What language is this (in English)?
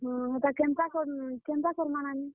Odia